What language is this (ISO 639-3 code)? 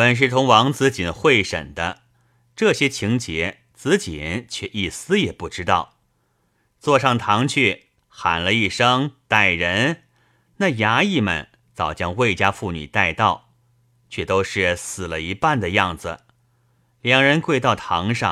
zho